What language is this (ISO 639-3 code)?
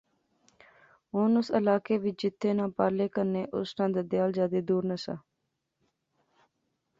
phr